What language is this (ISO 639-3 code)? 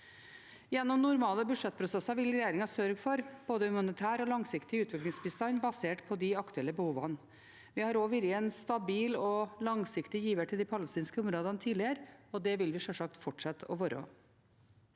nor